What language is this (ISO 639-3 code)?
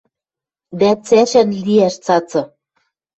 mrj